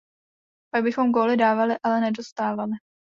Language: Czech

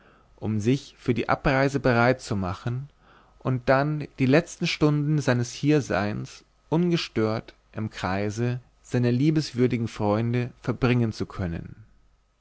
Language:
German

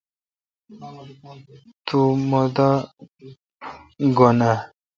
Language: Kalkoti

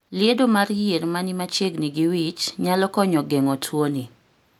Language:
Luo (Kenya and Tanzania)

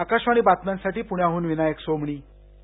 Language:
Marathi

